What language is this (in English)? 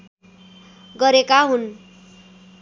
Nepali